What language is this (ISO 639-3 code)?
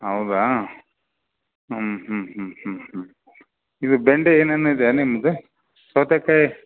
kan